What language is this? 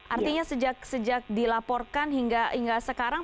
Indonesian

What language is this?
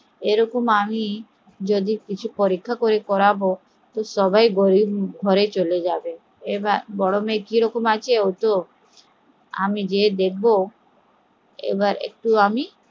Bangla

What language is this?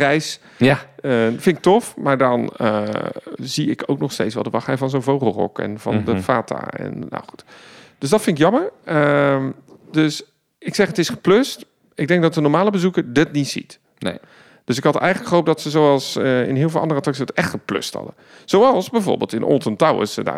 Dutch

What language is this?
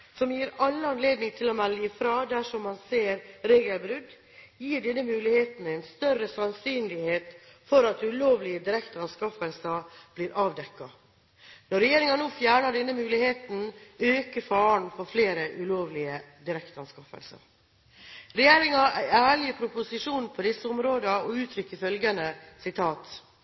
Norwegian Bokmål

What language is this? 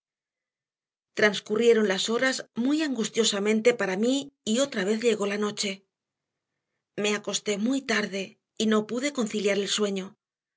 Spanish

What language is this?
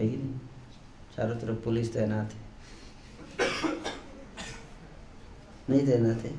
Hindi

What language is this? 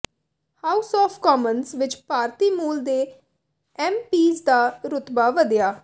Punjabi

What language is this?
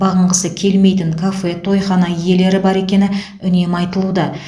Kazakh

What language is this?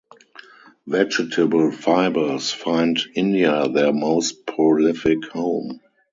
English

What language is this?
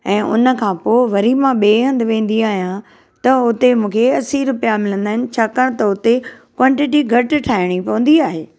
Sindhi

